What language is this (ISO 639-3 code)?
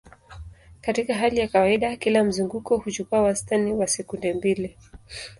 swa